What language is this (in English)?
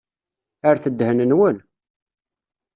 Kabyle